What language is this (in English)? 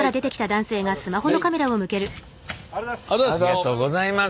Japanese